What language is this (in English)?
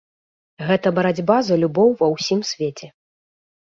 Belarusian